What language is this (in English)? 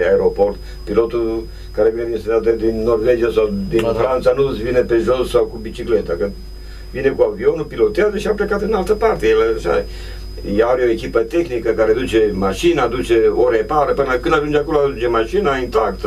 Romanian